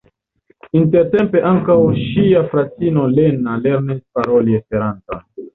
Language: Esperanto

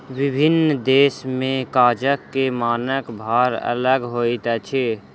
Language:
Maithili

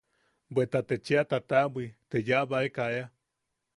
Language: Yaqui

